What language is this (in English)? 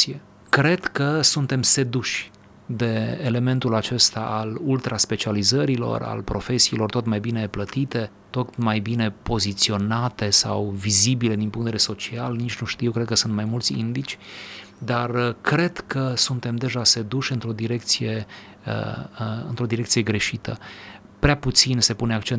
Romanian